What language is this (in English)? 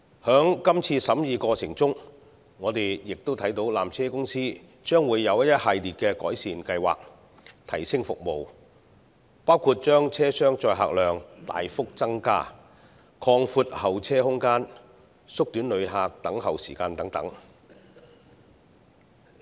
Cantonese